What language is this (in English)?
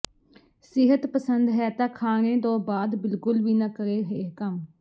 Punjabi